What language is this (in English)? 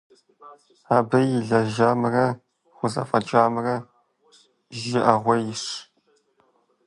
Kabardian